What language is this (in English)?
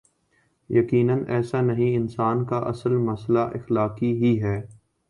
Urdu